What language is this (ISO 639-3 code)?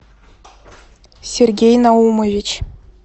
rus